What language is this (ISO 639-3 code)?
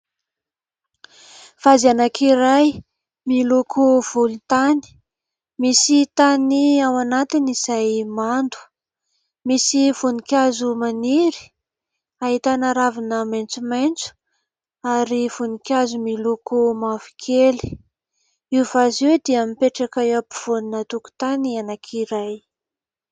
mlg